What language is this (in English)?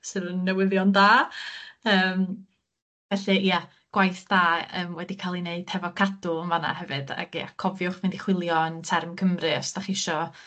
Welsh